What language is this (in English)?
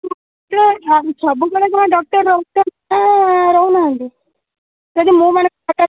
Odia